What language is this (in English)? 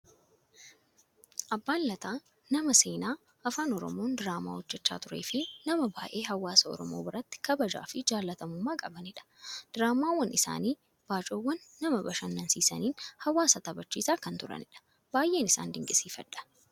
Oromo